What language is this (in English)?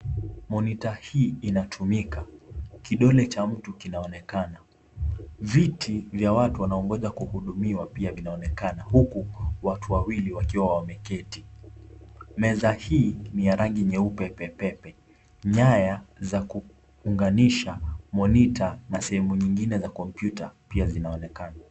Swahili